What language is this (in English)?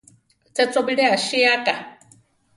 Central Tarahumara